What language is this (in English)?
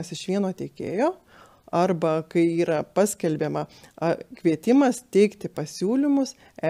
Lithuanian